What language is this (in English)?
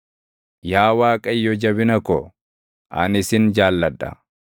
Oromo